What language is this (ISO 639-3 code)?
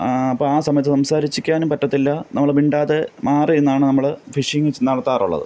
mal